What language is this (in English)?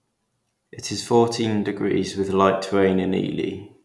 English